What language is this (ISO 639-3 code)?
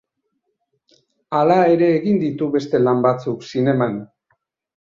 eus